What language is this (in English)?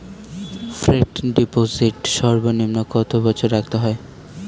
Bangla